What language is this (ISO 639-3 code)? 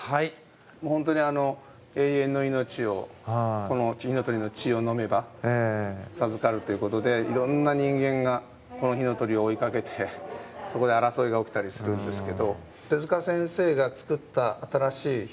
jpn